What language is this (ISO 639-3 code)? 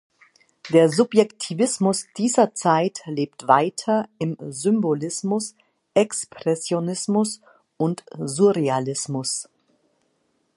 deu